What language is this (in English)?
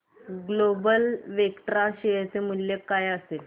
Marathi